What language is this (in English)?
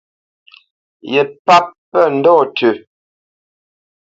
Bamenyam